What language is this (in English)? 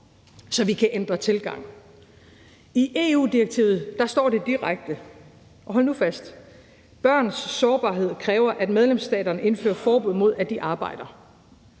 Danish